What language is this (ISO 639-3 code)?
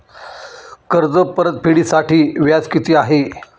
mar